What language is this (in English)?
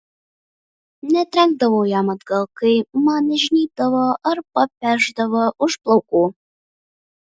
Lithuanian